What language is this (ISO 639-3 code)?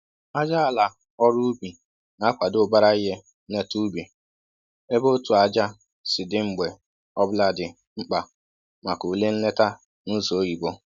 ibo